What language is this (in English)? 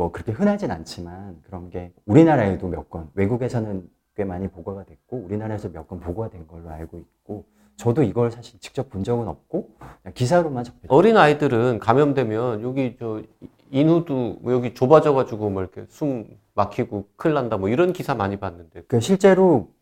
Korean